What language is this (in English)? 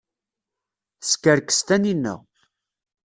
Kabyle